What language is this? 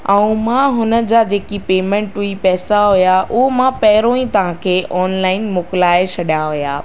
Sindhi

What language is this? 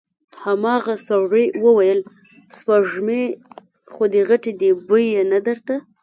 Pashto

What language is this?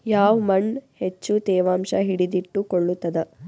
Kannada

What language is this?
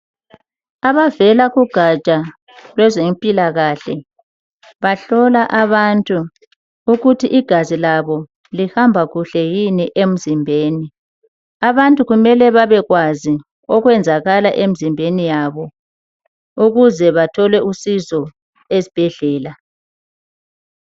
North Ndebele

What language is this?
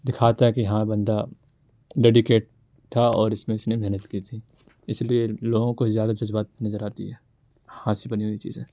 Urdu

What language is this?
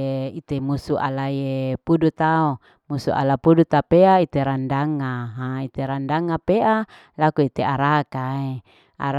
Larike-Wakasihu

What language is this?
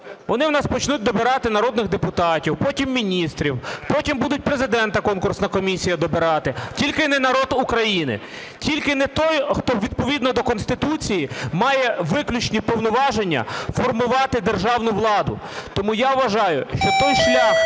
Ukrainian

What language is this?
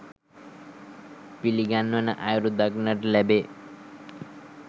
Sinhala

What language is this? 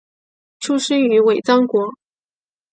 Chinese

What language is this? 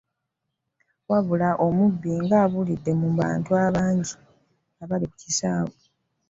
Ganda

